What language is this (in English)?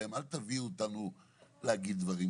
Hebrew